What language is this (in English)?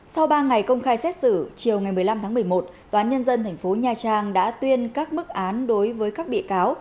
Vietnamese